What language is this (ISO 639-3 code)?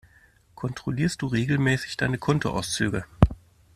deu